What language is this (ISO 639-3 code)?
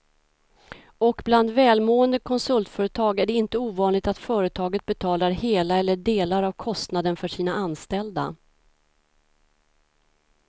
swe